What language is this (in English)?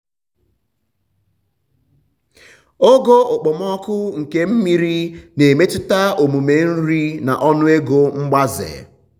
Igbo